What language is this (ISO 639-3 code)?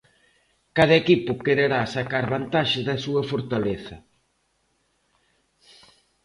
glg